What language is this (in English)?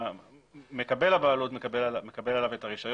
Hebrew